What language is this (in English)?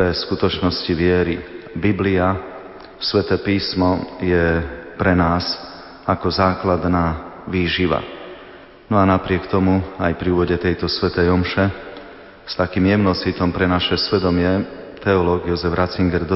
Slovak